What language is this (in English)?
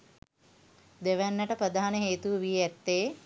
Sinhala